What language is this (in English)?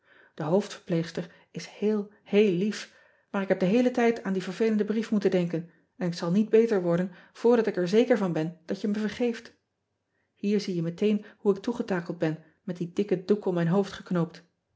Dutch